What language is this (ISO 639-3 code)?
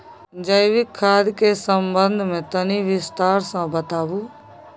mai